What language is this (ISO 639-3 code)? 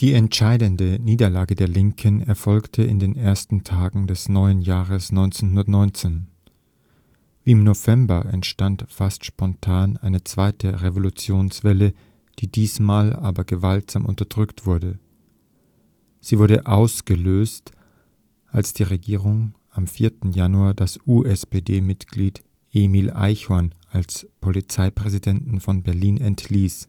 deu